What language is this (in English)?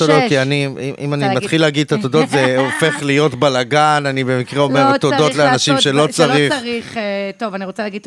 Hebrew